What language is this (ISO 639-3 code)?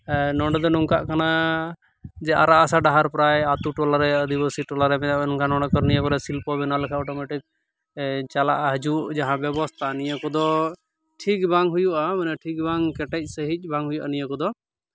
sat